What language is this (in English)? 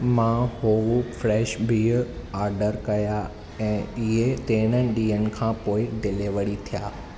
Sindhi